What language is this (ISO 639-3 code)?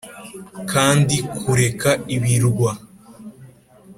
kin